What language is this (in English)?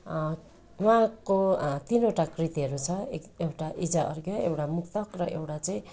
Nepali